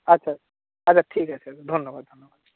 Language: Bangla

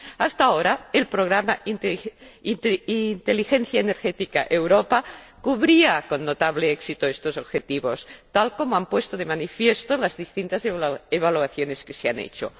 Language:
Spanish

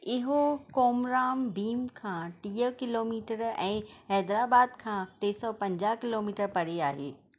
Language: Sindhi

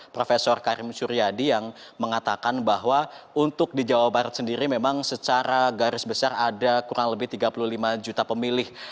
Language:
Indonesian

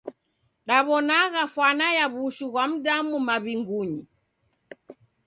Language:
Taita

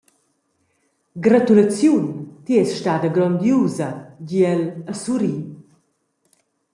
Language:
Romansh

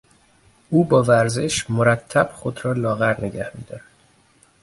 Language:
Persian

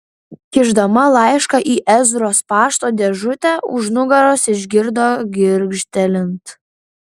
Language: Lithuanian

